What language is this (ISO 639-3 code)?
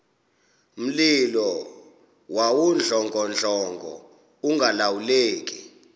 xho